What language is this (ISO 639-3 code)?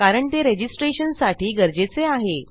mar